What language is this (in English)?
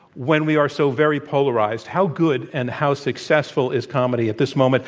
English